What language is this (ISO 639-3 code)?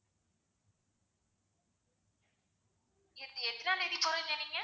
tam